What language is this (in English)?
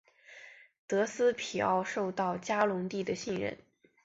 Chinese